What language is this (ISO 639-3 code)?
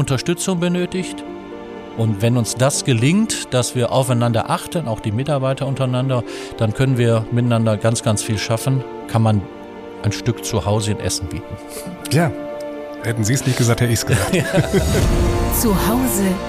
deu